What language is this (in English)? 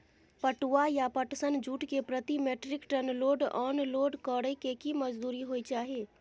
Maithili